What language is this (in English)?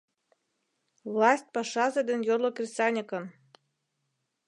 Mari